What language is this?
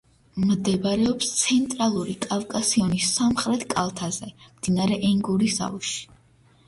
Georgian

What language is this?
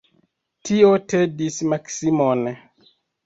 Esperanto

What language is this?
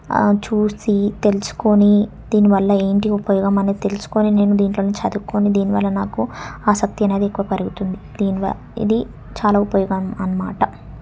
Telugu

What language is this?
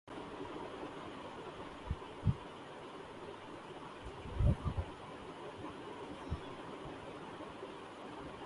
Urdu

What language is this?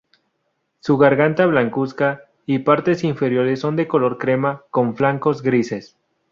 Spanish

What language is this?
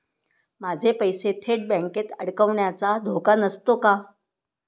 Marathi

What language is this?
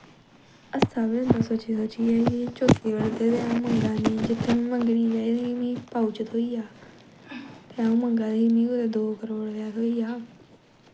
Dogri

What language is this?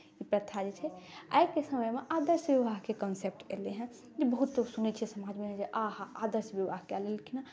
Maithili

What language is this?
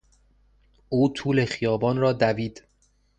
Persian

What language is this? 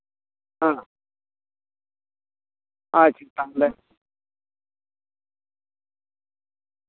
Santali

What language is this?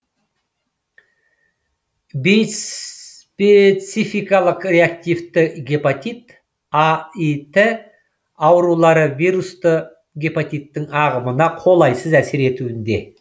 Kazakh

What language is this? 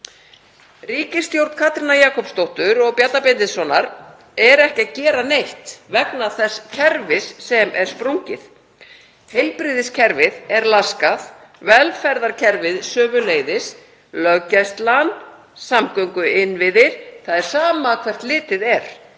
Icelandic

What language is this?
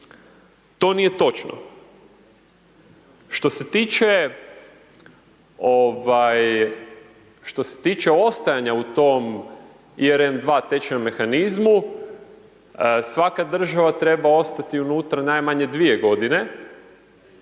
Croatian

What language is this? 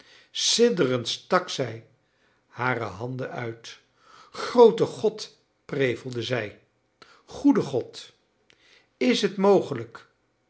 Dutch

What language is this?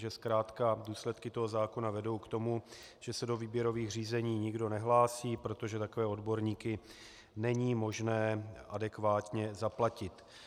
Czech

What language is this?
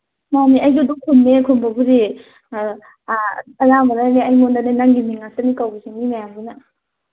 Manipuri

